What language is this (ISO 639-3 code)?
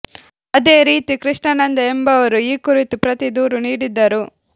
kan